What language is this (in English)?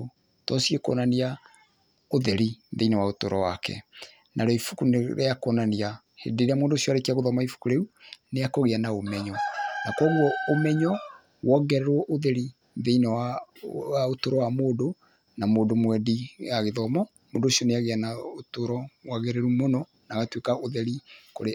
Kikuyu